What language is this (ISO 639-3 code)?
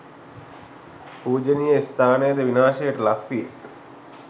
sin